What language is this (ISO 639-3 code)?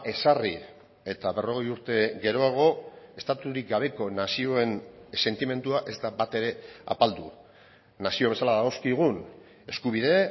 eus